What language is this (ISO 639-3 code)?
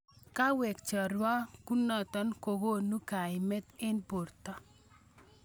kln